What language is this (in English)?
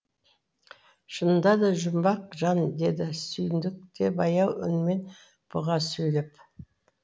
Kazakh